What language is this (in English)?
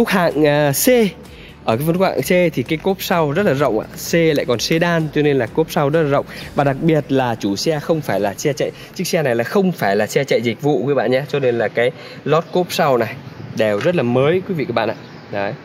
Vietnamese